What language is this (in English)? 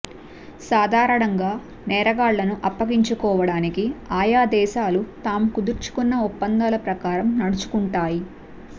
Telugu